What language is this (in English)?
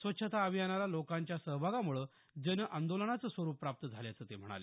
Marathi